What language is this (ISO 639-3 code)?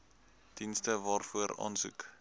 afr